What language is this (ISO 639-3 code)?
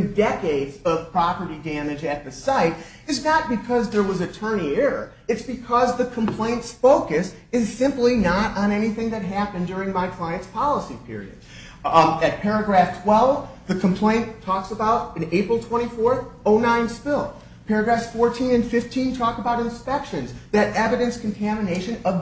eng